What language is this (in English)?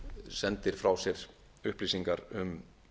Icelandic